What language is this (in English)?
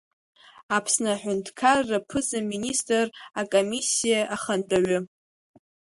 Abkhazian